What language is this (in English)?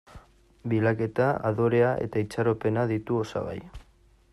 Basque